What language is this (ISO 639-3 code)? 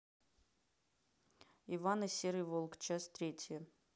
rus